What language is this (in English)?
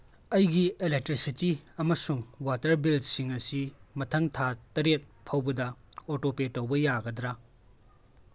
Manipuri